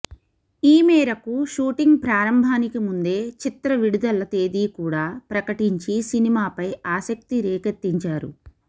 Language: Telugu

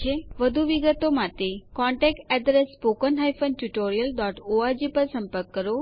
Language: Gujarati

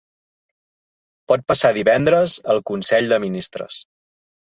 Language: Catalan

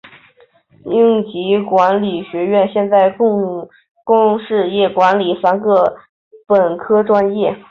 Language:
Chinese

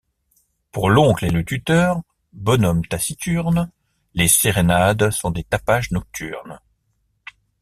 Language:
French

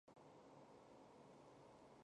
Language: Chinese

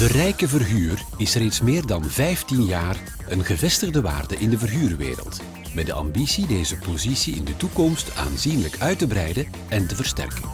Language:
Dutch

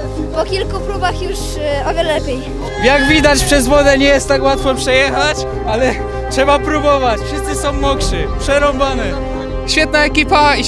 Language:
Polish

